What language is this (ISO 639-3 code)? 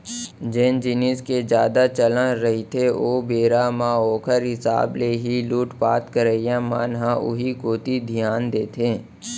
hne